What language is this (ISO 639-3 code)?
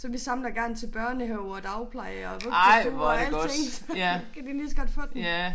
dan